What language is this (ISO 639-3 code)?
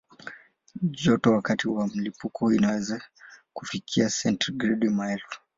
swa